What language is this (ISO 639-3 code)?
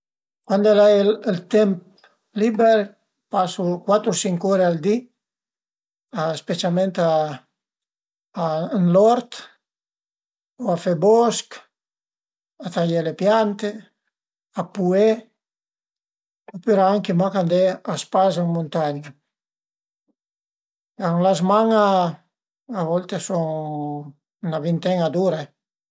pms